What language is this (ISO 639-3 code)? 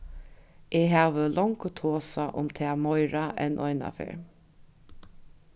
fao